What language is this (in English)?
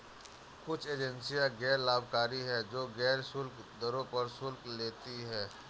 Hindi